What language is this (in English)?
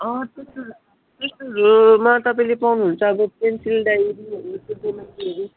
Nepali